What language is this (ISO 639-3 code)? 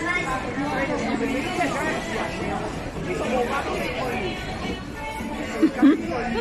fil